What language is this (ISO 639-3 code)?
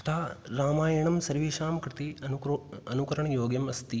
san